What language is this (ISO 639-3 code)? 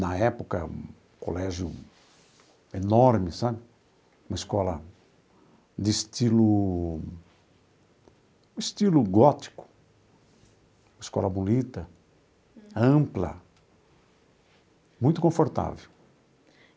por